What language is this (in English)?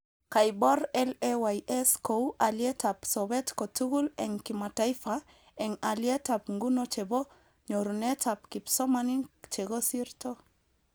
Kalenjin